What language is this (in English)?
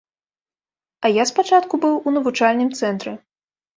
Belarusian